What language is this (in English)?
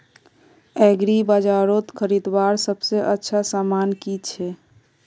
Magahi